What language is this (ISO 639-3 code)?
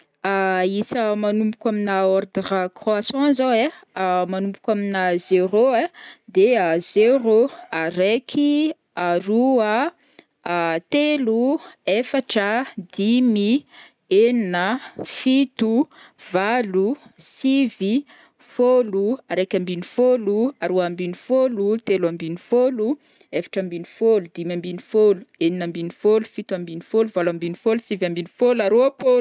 bmm